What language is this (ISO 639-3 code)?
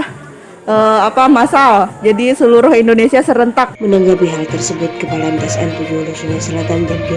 ind